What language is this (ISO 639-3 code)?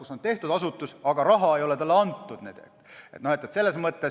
est